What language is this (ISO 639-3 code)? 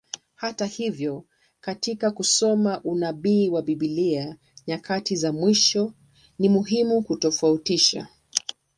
swa